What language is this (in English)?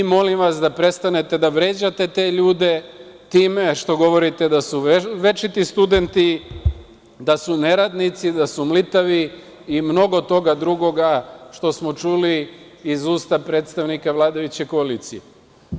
Serbian